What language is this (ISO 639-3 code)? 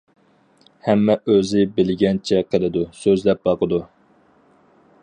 uig